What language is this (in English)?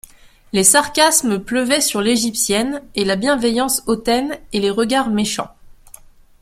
French